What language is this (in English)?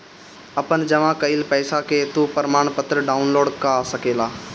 Bhojpuri